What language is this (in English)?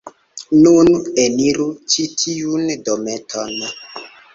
Esperanto